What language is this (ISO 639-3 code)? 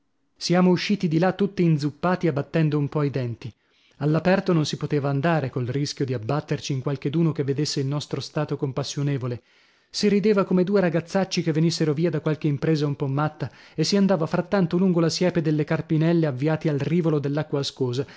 ita